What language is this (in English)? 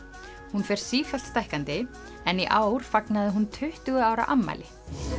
Icelandic